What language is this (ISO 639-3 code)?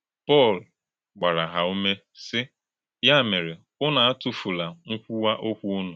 ibo